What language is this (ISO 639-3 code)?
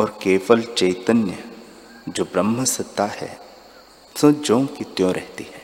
hin